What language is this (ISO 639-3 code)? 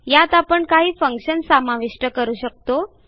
mar